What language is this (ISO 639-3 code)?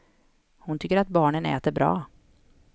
swe